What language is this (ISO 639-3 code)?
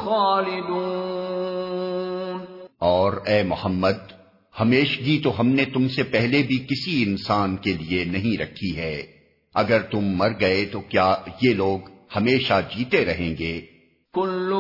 urd